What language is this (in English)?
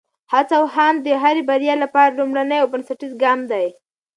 Pashto